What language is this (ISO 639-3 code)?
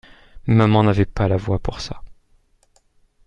fra